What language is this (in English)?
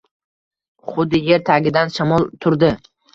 Uzbek